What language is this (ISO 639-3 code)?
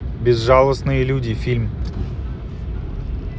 rus